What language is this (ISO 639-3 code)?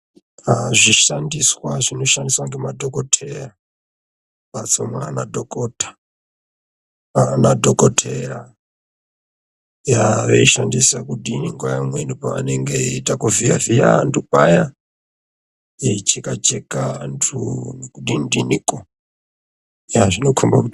ndc